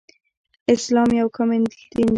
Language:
Pashto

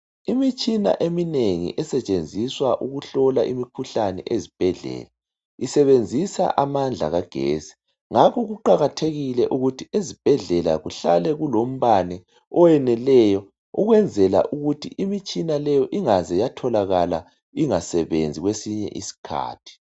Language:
North Ndebele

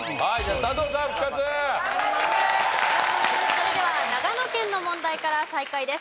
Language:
Japanese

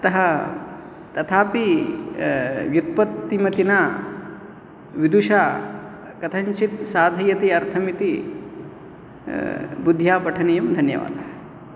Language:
Sanskrit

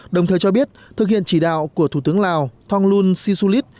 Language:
Vietnamese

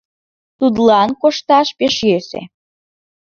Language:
Mari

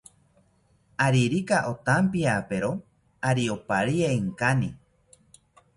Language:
South Ucayali Ashéninka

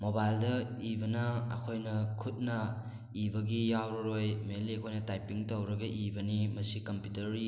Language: Manipuri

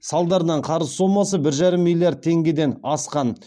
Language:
Kazakh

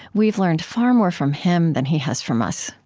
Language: English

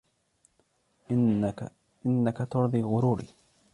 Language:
Arabic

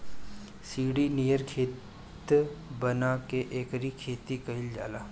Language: Bhojpuri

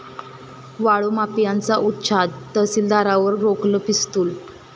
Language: Marathi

